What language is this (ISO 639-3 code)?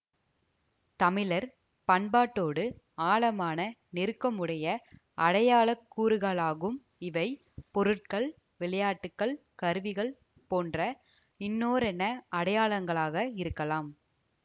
tam